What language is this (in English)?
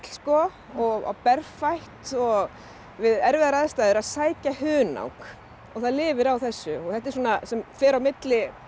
Icelandic